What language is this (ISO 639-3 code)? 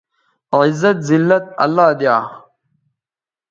btv